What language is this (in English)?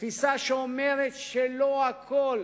Hebrew